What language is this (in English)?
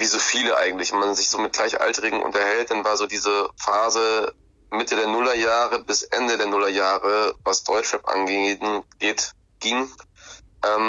German